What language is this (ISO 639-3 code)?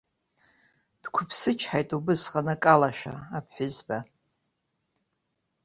abk